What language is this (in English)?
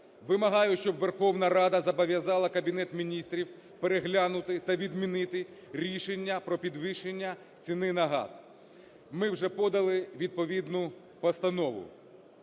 Ukrainian